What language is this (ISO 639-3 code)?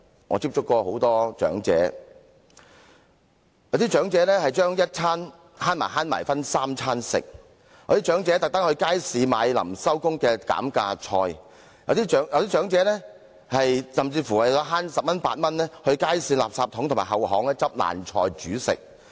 yue